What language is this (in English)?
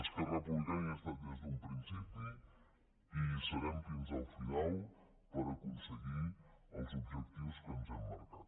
Catalan